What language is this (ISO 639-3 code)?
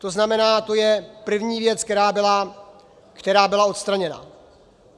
ces